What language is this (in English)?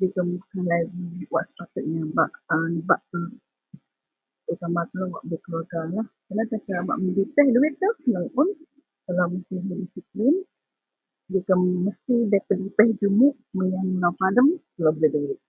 Central Melanau